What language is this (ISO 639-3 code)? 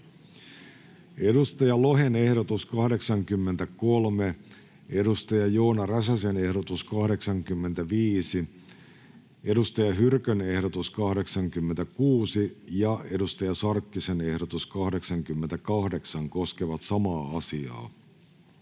fin